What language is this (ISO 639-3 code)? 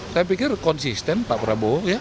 ind